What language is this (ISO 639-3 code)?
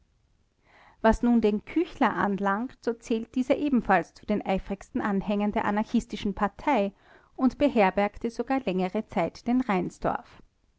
deu